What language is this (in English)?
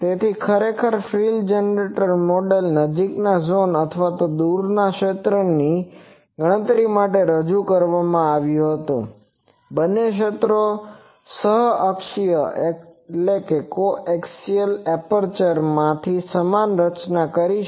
Gujarati